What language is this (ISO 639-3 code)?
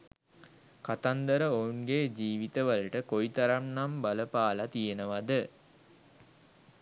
sin